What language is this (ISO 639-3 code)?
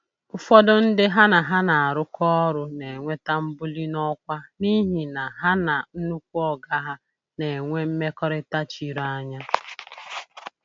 ibo